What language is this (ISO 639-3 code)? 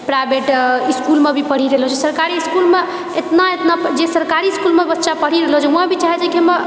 mai